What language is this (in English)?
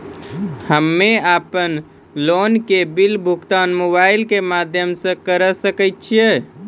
Maithili